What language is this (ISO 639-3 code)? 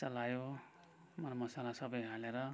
nep